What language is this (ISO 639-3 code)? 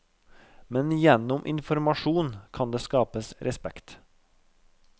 nor